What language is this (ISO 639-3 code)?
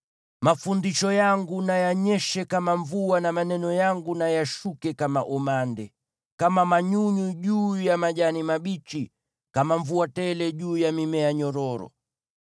swa